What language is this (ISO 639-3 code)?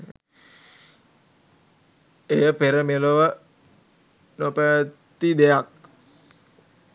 sin